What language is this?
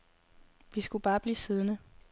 Danish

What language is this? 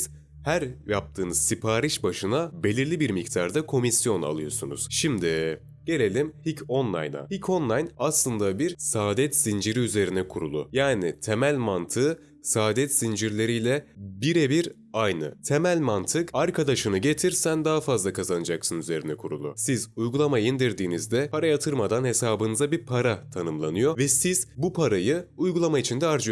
Turkish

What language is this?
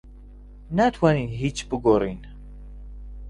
Central Kurdish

